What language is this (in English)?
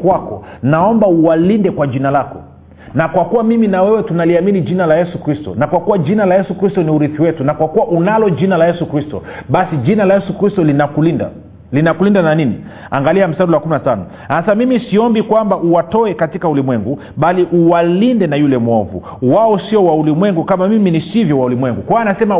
Swahili